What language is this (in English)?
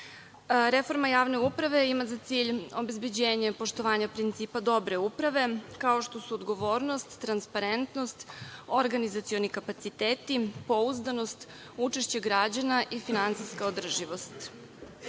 Serbian